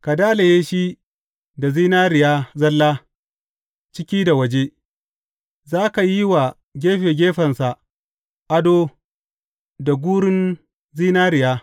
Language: Hausa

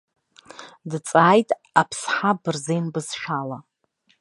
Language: Abkhazian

